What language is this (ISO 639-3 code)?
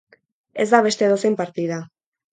eus